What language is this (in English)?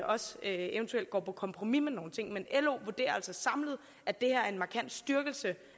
Danish